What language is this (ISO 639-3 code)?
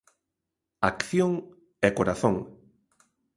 glg